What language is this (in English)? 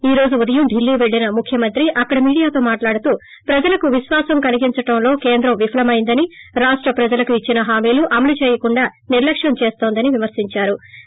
Telugu